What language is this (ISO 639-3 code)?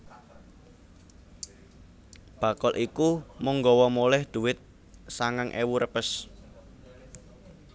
jav